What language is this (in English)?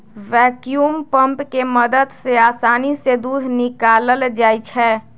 Magahi